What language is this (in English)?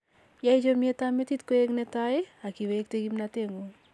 Kalenjin